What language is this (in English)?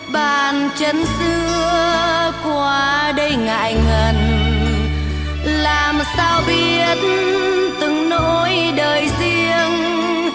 Vietnamese